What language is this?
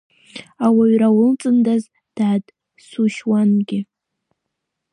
Abkhazian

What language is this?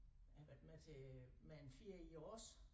Danish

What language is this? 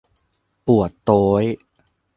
Thai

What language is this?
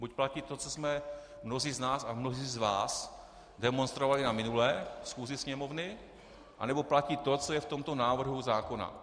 Czech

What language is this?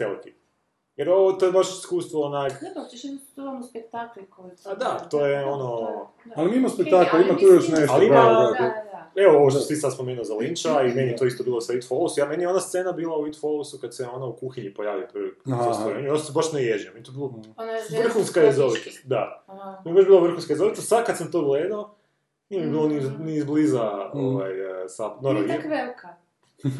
Croatian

